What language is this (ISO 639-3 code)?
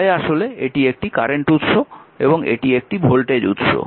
ben